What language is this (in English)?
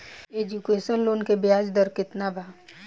Bhojpuri